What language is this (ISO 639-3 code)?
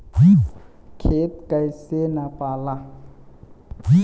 bho